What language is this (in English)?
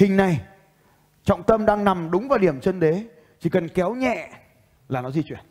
Vietnamese